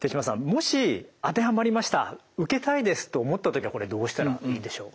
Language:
Japanese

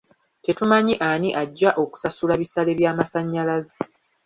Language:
Ganda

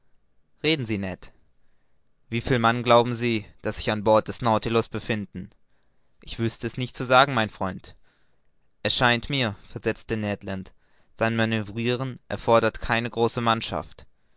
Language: German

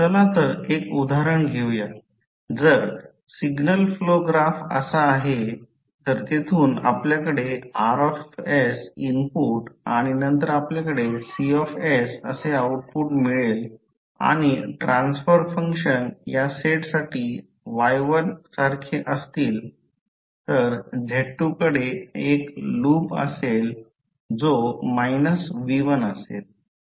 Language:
Marathi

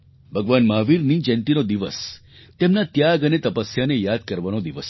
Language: Gujarati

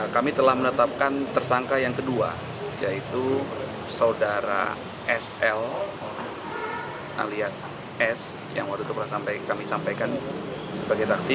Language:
Indonesian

